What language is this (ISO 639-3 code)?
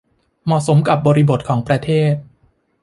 tha